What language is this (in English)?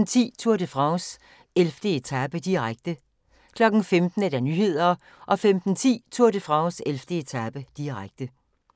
Danish